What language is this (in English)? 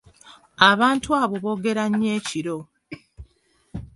Ganda